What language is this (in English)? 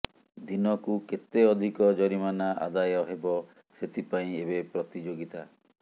Odia